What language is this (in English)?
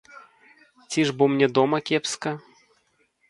Belarusian